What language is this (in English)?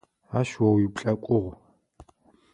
Adyghe